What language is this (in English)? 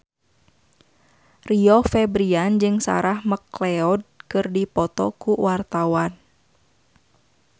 Sundanese